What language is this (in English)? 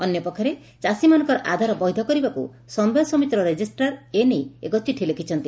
Odia